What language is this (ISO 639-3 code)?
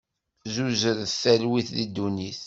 kab